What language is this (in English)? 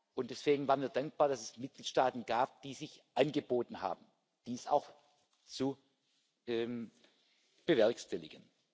German